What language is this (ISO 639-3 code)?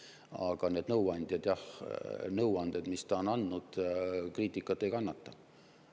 est